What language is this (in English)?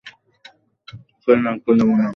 Bangla